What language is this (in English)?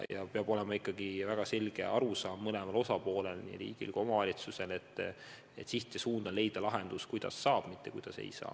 Estonian